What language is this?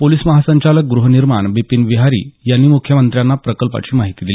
Marathi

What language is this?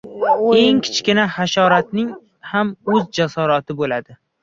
Uzbek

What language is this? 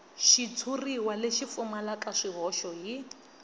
Tsonga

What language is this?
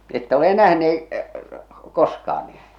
Finnish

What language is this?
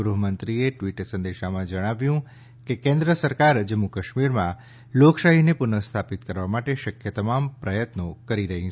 Gujarati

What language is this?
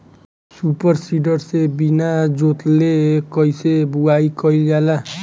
Bhojpuri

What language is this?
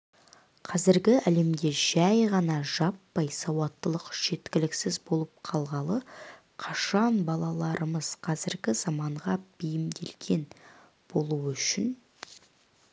Kazakh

